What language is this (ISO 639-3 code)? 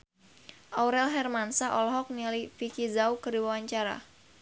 sun